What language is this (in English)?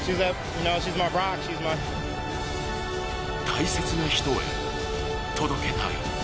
Japanese